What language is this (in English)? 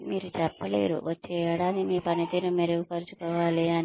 Telugu